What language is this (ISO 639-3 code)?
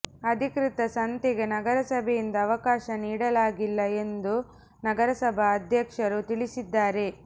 kan